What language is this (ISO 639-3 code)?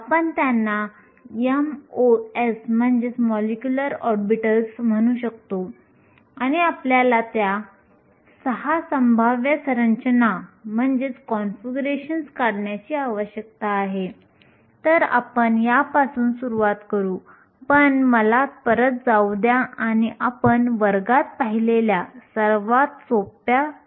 mar